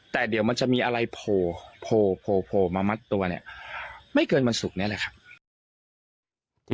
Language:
Thai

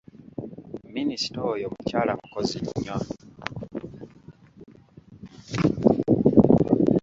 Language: Ganda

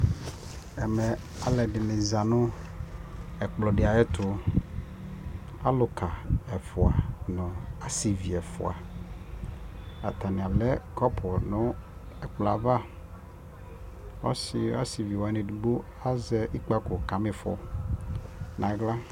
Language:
Ikposo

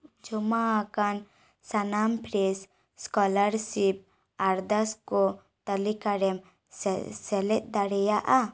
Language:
Santali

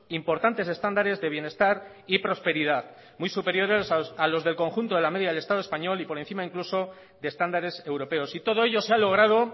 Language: Spanish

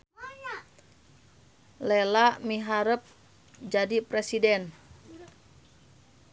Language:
Sundanese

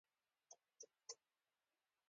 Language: Pashto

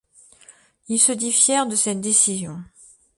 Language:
French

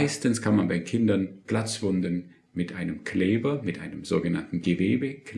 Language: German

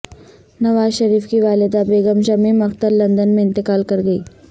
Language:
Urdu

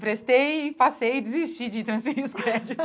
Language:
Portuguese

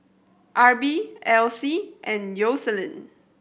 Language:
English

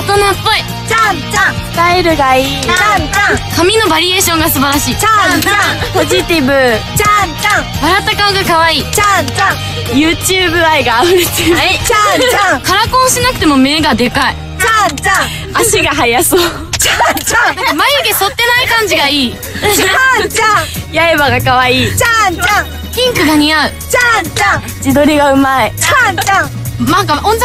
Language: Japanese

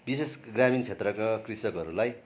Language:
Nepali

